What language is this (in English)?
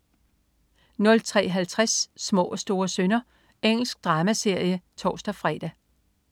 Danish